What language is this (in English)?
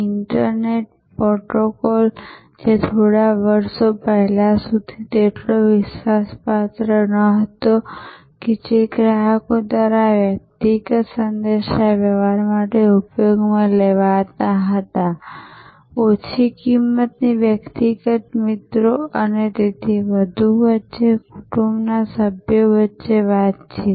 Gujarati